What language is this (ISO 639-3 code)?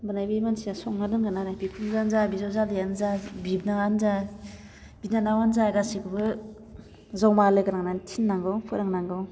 brx